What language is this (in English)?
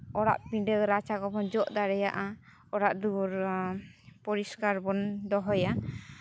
Santali